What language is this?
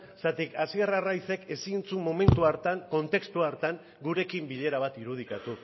Basque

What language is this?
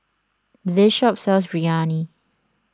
English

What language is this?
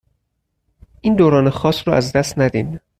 Persian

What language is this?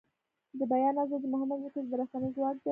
Pashto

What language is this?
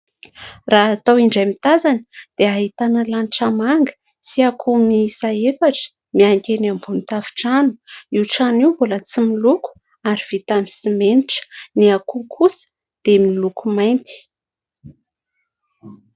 Malagasy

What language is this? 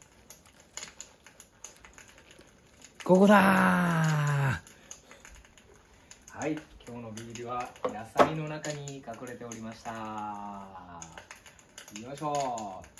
Japanese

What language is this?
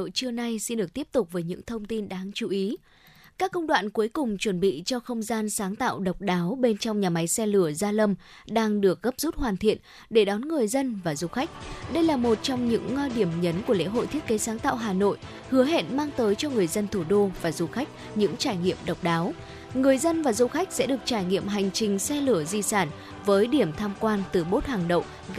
Vietnamese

